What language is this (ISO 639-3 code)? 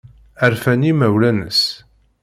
kab